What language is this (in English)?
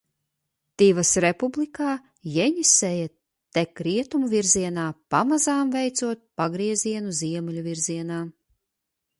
Latvian